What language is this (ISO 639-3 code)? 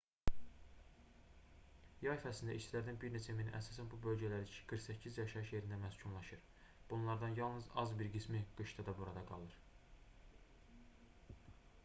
aze